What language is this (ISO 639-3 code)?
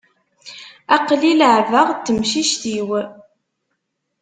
kab